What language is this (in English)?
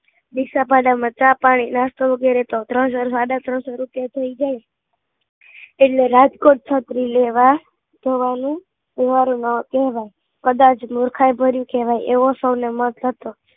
Gujarati